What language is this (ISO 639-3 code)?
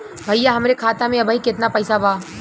bho